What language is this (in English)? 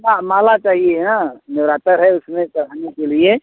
Hindi